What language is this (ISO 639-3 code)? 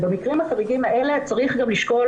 heb